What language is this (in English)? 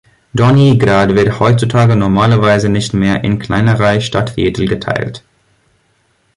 German